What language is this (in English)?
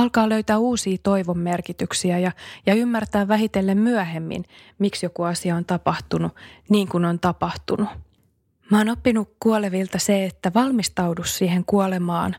Finnish